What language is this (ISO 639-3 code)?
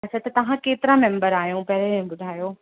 snd